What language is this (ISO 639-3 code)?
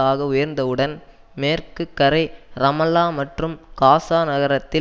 tam